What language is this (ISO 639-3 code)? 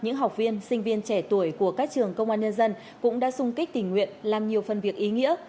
vie